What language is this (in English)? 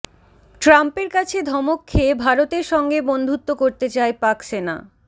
Bangla